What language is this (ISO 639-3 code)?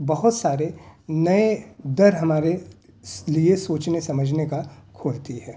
urd